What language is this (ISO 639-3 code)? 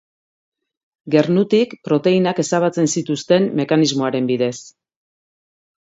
eus